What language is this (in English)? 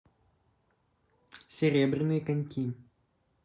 Russian